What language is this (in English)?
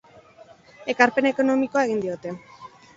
Basque